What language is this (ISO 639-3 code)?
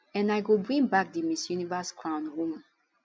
pcm